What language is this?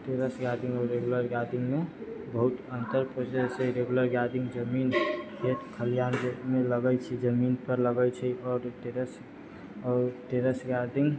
Maithili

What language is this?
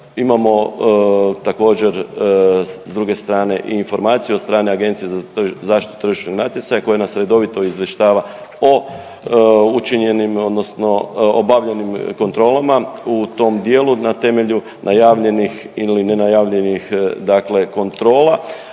Croatian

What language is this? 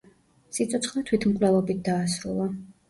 Georgian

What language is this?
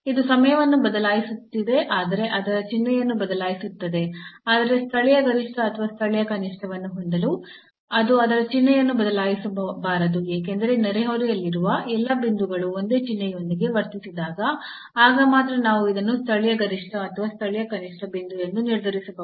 Kannada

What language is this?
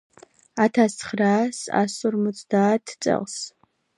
Georgian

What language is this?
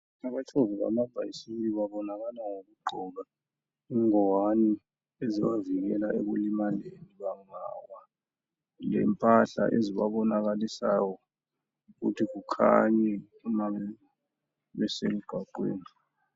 North Ndebele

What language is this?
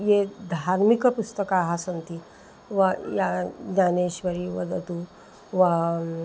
Sanskrit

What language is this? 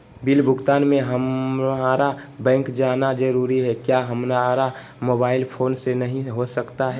Magahi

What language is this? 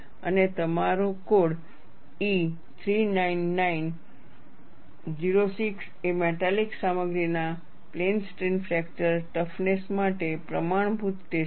Gujarati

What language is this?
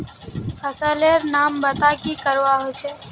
Magahi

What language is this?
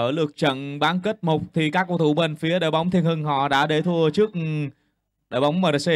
Vietnamese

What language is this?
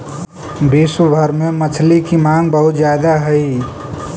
Magahi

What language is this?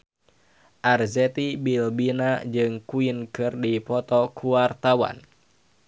Sundanese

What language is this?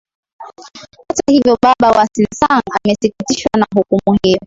Swahili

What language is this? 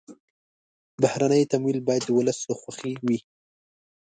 Pashto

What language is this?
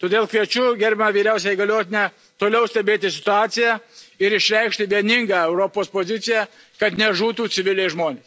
Lithuanian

